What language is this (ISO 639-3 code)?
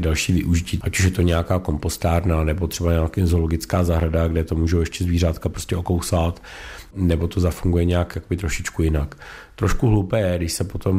ces